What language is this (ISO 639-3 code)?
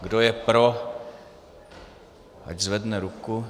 ces